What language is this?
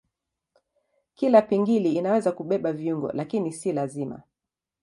Swahili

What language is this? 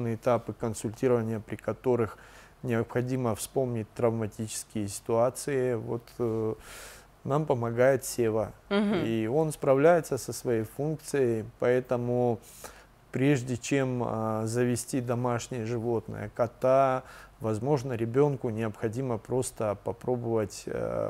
Russian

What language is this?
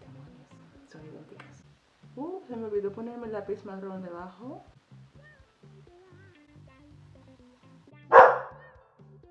Spanish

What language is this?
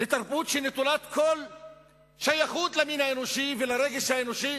Hebrew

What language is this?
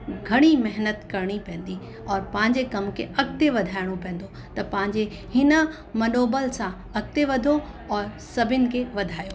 Sindhi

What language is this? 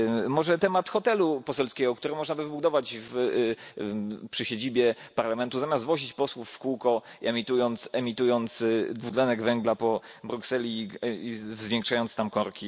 Polish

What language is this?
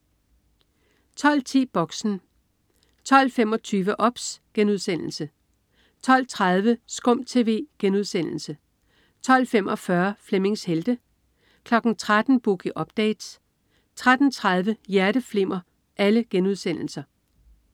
Danish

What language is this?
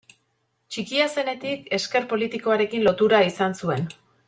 Basque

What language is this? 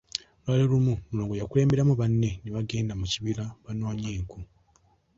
Ganda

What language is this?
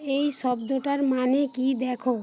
Bangla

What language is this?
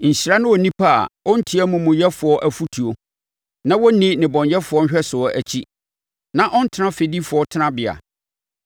Akan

